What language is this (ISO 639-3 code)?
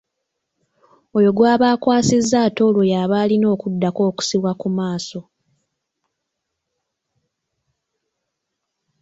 lug